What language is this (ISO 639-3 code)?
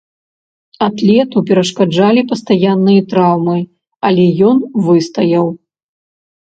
bel